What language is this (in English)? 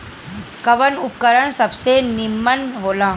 Bhojpuri